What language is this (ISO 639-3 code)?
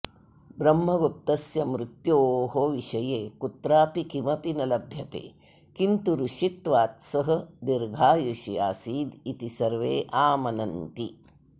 san